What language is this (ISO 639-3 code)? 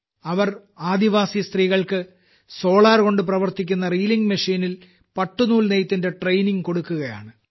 mal